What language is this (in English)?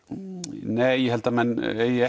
Icelandic